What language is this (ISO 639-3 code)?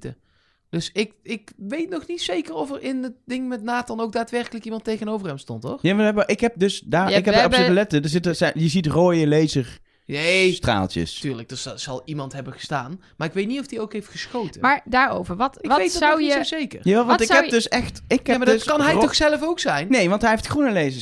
nld